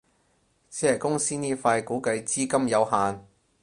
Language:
Cantonese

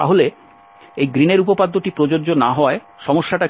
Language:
Bangla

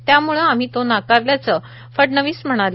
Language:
Marathi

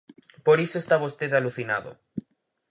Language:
Galician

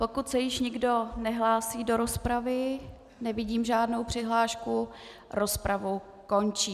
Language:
Czech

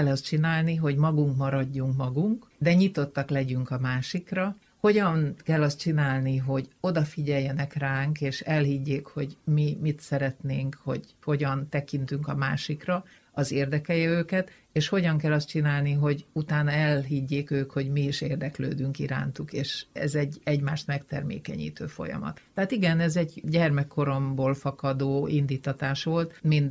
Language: Hungarian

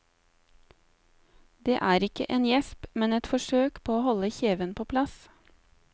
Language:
Norwegian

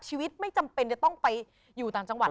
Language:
Thai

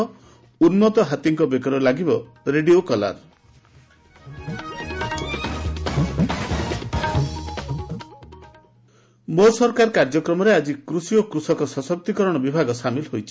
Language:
Odia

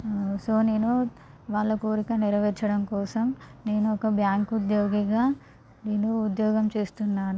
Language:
Telugu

